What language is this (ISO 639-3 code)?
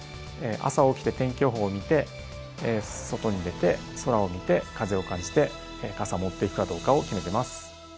jpn